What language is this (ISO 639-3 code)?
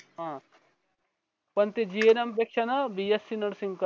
mar